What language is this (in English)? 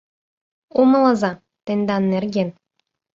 Mari